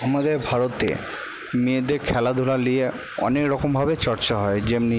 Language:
Bangla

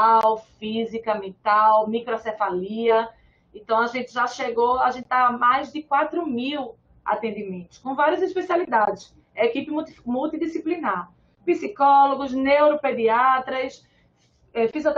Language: Portuguese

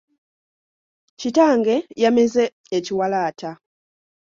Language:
Ganda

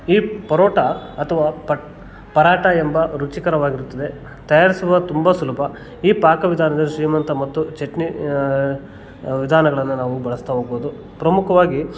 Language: Kannada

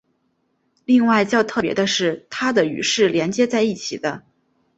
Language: Chinese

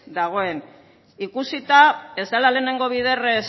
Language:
Basque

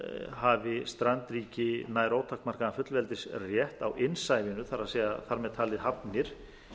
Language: Icelandic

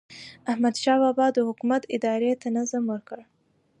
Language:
Pashto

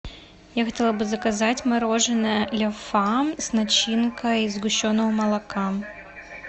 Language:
Russian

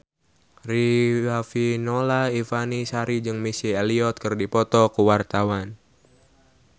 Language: Sundanese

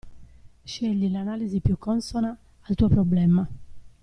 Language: Italian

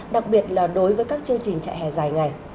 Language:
Vietnamese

